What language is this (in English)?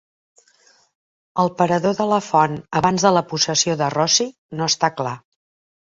Catalan